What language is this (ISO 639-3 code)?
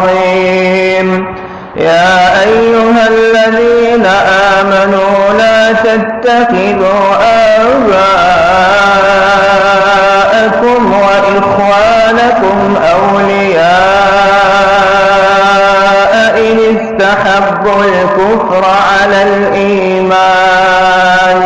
ara